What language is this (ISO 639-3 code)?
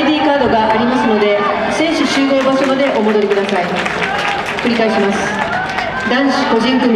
jpn